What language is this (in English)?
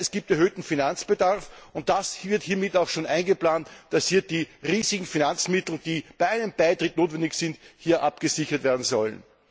German